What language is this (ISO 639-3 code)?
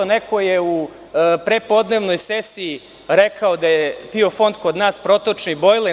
srp